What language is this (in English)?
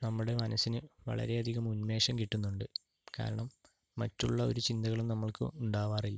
Malayalam